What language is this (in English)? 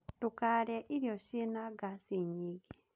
Kikuyu